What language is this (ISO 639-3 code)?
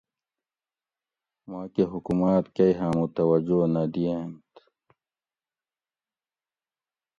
gwc